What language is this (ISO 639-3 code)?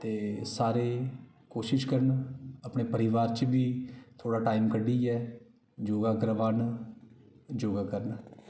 doi